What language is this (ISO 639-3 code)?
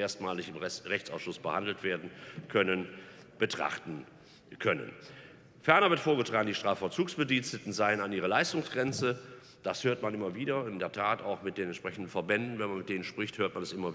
deu